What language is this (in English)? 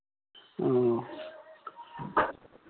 Maithili